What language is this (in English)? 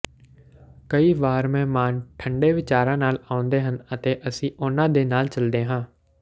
Punjabi